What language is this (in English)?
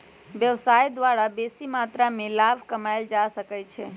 Magahi